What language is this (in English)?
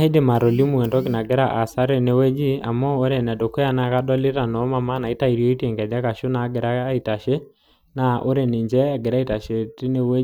Masai